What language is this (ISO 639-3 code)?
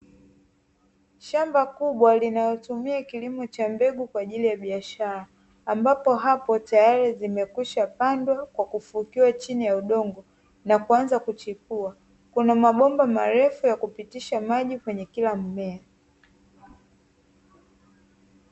swa